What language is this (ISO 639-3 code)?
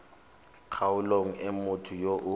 tsn